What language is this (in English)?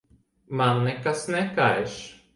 Latvian